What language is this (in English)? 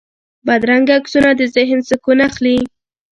Pashto